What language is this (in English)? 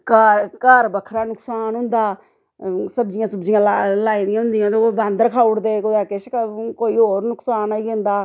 Dogri